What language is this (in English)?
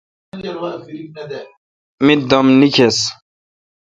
Kalkoti